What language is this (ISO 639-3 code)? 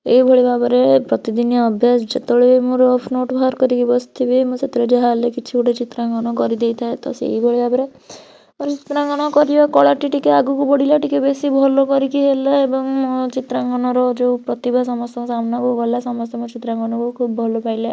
ori